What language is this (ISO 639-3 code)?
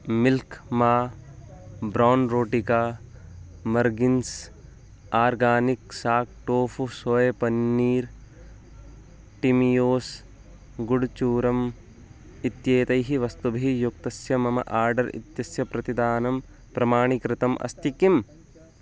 san